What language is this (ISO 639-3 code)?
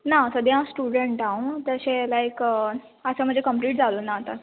kok